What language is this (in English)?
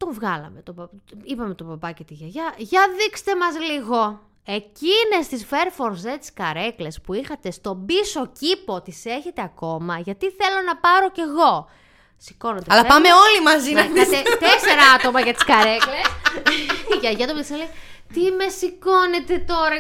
Greek